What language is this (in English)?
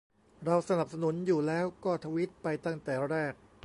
Thai